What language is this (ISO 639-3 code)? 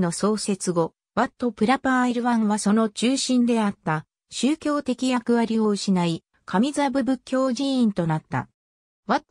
jpn